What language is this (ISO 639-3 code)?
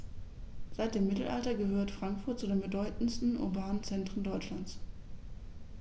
deu